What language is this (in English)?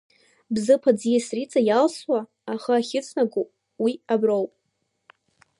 Abkhazian